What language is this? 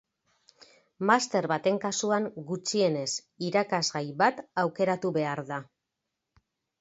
Basque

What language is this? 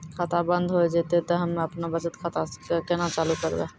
Maithili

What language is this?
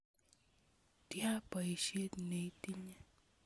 Kalenjin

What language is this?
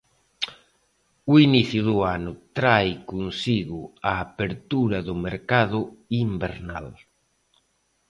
Galician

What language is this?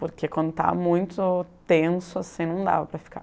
Portuguese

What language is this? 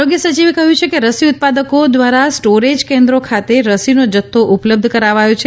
Gujarati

